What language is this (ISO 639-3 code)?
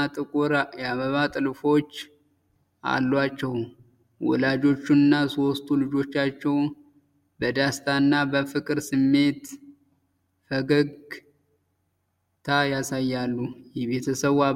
amh